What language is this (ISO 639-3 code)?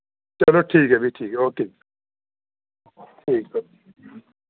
doi